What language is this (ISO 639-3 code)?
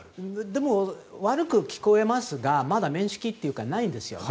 jpn